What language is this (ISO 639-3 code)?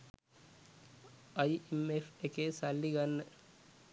sin